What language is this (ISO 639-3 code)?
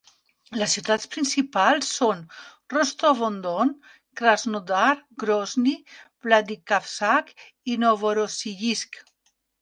cat